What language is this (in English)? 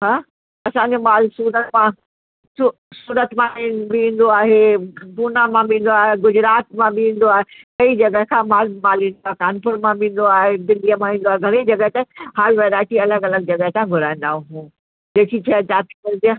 Sindhi